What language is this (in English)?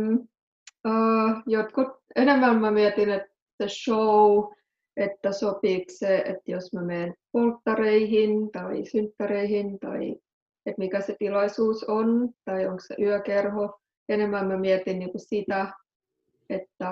Finnish